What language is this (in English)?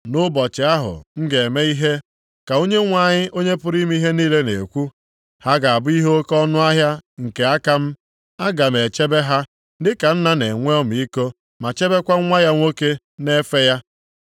Igbo